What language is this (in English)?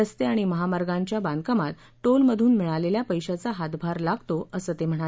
Marathi